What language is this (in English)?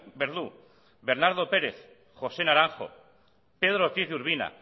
Basque